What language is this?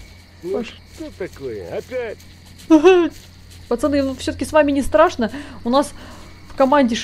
Russian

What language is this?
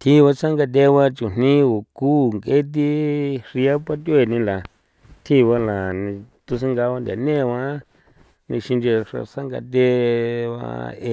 San Felipe Otlaltepec Popoloca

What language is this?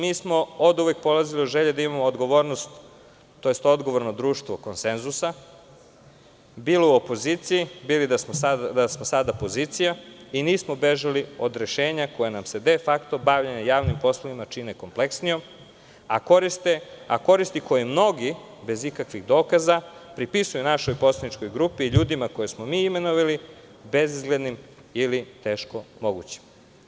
Serbian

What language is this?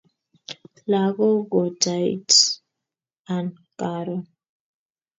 Kalenjin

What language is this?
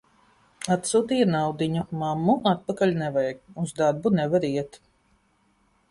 Latvian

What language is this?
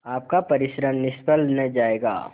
Hindi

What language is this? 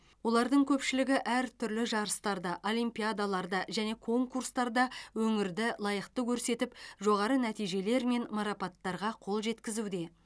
Kazakh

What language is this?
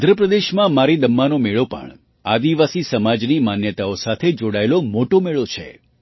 Gujarati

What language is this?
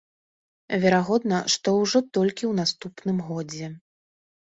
Belarusian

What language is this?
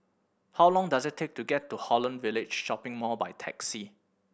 English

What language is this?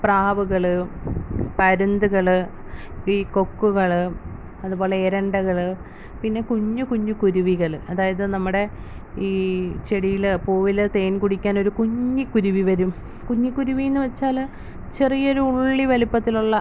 Malayalam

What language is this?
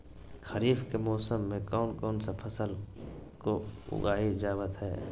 Magahi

